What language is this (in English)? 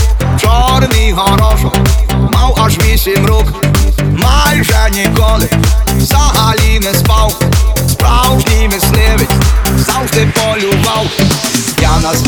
Ukrainian